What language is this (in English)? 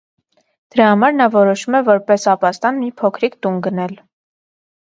Armenian